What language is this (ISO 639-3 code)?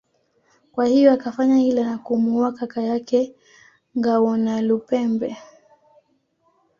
swa